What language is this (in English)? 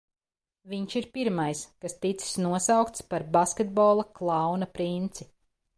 Latvian